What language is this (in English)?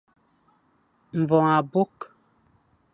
Fang